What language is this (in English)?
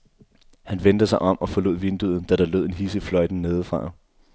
Danish